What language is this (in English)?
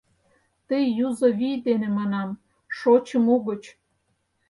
Mari